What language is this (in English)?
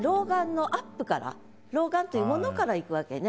Japanese